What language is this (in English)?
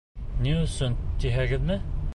Bashkir